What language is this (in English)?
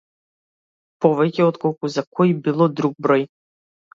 Macedonian